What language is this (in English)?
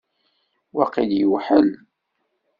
Kabyle